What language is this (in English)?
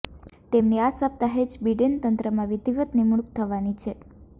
Gujarati